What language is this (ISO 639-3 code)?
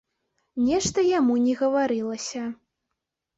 bel